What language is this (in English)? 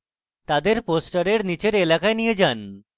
Bangla